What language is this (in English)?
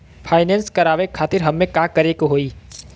Bhojpuri